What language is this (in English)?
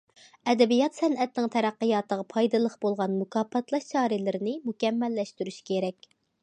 Uyghur